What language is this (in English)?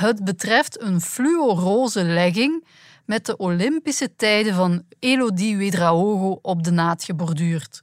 Dutch